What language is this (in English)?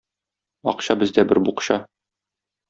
Tatar